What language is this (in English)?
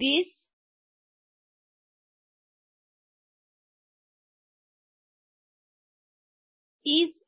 Gujarati